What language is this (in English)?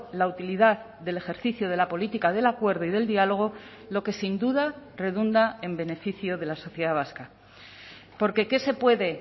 Spanish